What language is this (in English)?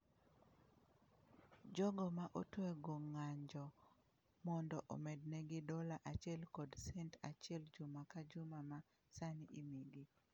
Luo (Kenya and Tanzania)